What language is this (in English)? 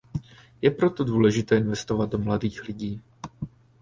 Czech